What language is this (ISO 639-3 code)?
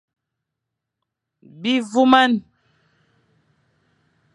fan